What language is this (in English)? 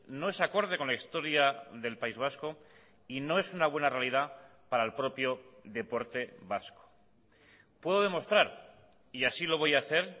Spanish